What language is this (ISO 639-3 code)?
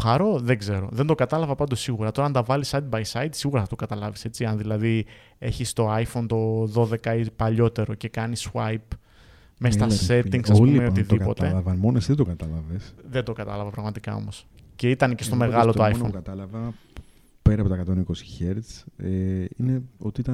ell